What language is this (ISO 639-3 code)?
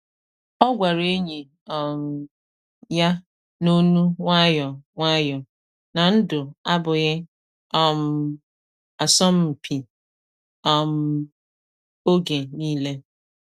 ibo